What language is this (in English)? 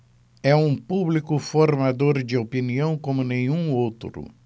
Portuguese